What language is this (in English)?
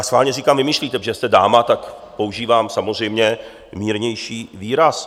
Czech